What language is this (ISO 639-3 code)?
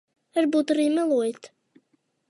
lav